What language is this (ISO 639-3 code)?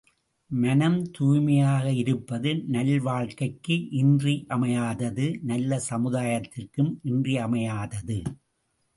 tam